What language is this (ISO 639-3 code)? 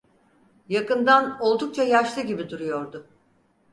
tur